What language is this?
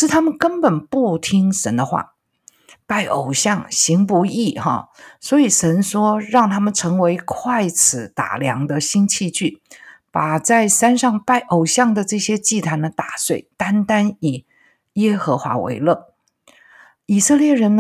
Chinese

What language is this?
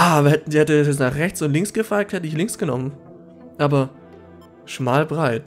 German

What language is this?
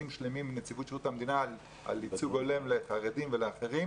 Hebrew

